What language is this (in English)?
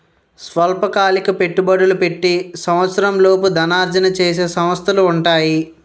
Telugu